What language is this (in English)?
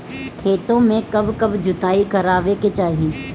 Bhojpuri